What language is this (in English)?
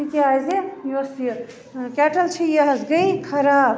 Kashmiri